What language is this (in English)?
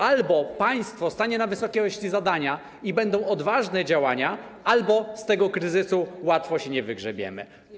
Polish